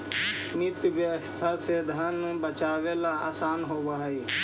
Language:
Magahi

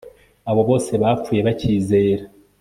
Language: Kinyarwanda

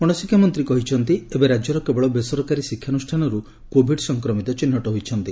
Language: Odia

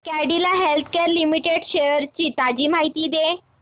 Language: Marathi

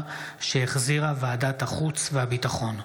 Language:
Hebrew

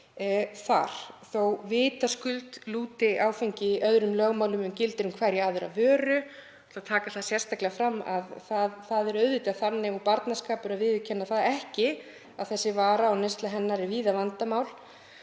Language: Icelandic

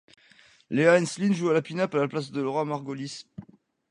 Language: French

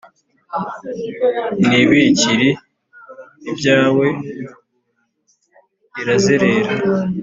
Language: Kinyarwanda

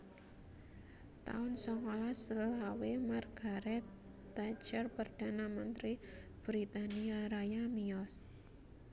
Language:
Javanese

